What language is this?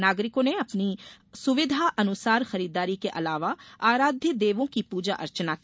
Hindi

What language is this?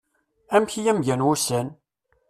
Kabyle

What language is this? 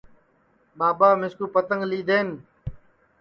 Sansi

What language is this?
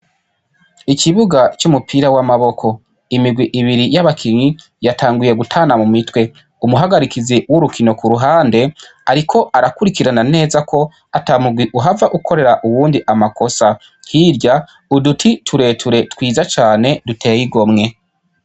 Rundi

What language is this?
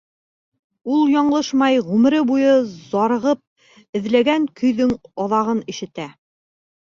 Bashkir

